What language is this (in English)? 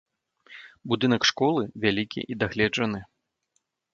Belarusian